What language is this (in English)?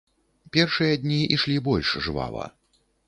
Belarusian